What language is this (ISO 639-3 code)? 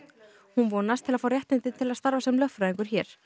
isl